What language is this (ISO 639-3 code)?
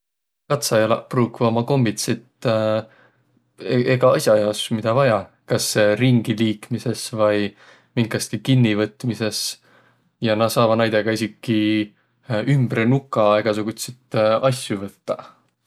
vro